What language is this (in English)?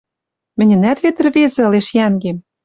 Western Mari